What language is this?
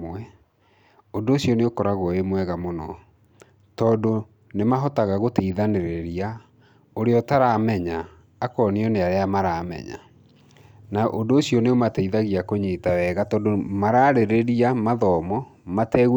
Kikuyu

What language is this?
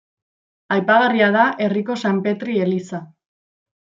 Basque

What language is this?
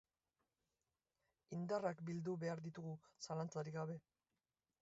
Basque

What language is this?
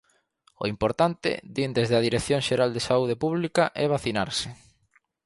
Galician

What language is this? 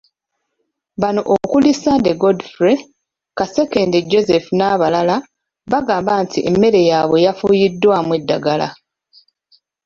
Ganda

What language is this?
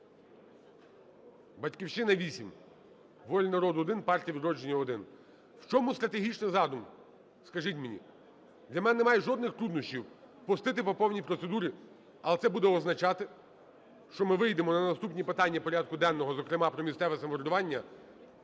Ukrainian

